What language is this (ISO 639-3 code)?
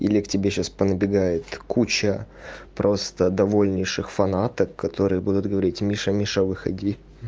rus